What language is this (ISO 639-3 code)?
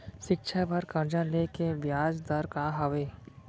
hne